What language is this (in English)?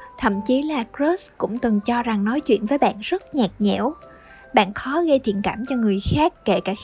Vietnamese